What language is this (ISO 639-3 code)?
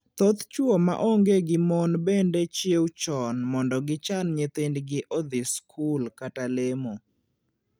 luo